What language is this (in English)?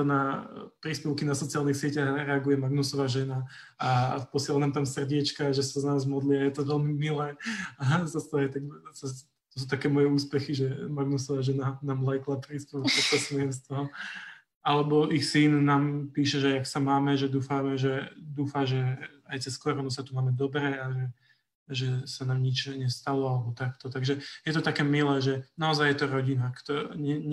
Slovak